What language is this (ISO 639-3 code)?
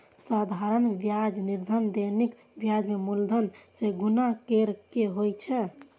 mai